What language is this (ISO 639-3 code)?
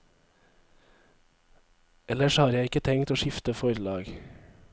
nor